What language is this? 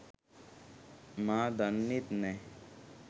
Sinhala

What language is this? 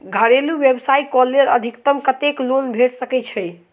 Maithili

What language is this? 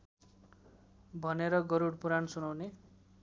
Nepali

